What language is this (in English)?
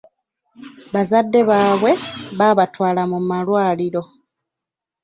Ganda